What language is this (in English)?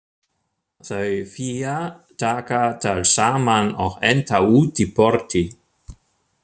Icelandic